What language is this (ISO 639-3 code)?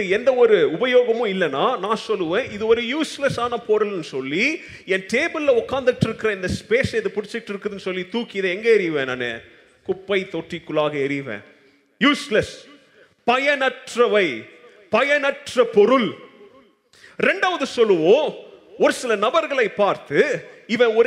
tam